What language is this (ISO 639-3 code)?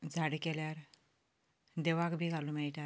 kok